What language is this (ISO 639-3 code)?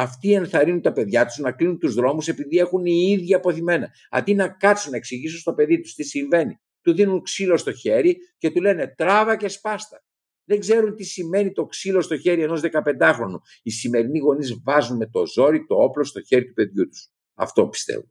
ell